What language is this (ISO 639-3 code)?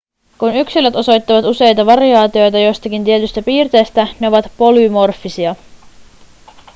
fin